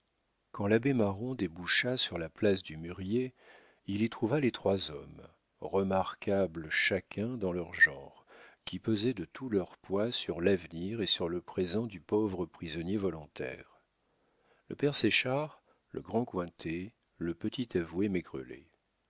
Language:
French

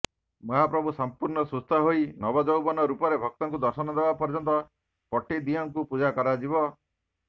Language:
Odia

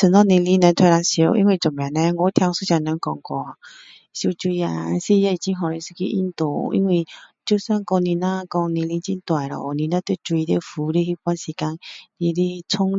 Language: Min Dong Chinese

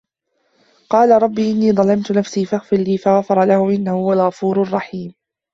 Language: Arabic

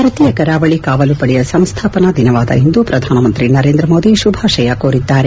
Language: Kannada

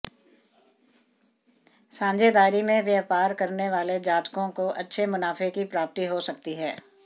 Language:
Hindi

